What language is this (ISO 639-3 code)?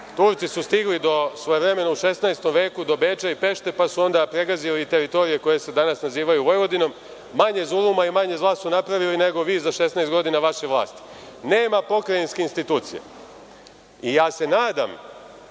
srp